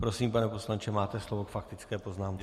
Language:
Czech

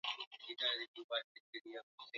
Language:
Swahili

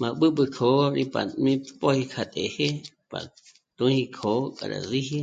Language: Michoacán Mazahua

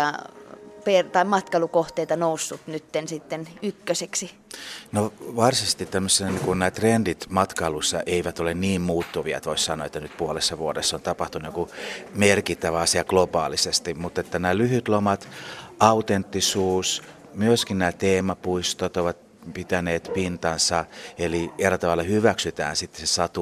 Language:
Finnish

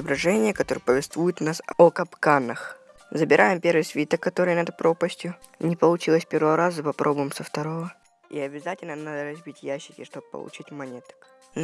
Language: Russian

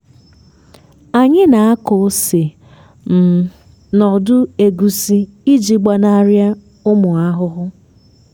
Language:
Igbo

